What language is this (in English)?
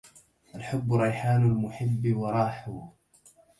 Arabic